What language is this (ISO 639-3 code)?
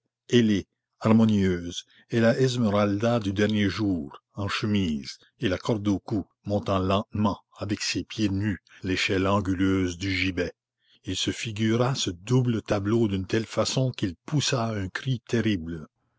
fra